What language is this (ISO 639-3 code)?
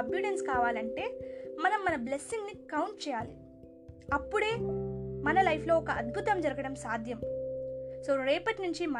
tel